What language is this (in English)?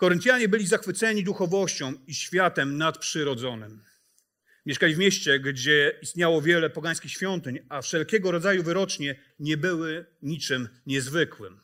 Polish